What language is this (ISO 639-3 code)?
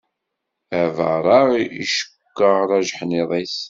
kab